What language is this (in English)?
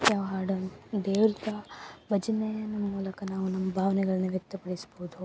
Kannada